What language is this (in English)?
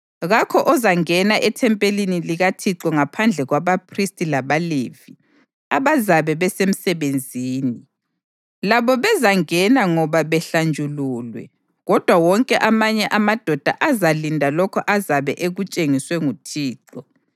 North Ndebele